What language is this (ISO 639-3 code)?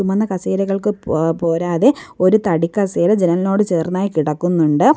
mal